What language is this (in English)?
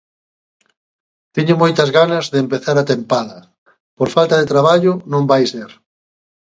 Galician